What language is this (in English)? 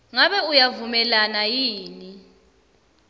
Swati